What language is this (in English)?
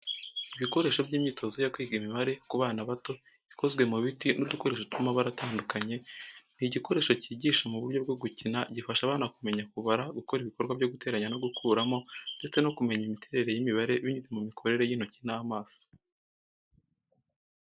Kinyarwanda